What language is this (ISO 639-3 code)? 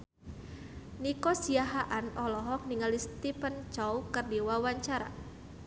sun